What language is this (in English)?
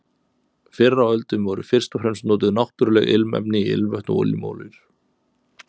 Icelandic